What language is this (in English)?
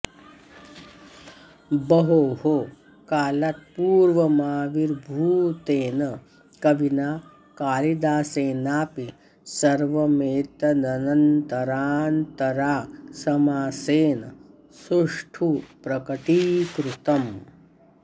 Sanskrit